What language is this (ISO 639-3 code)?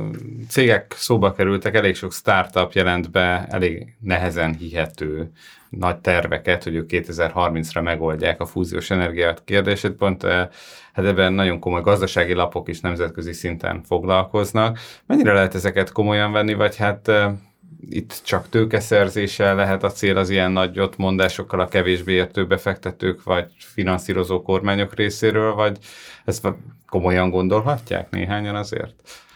hun